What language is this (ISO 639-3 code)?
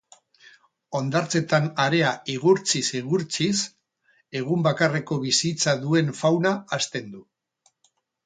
eus